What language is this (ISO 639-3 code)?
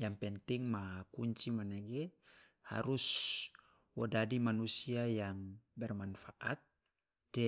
loa